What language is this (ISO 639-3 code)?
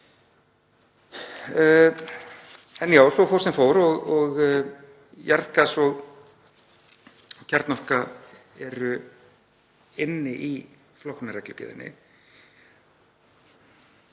isl